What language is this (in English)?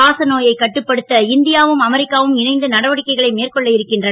Tamil